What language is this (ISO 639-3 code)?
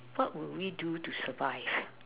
eng